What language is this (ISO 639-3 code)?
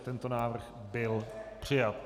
ces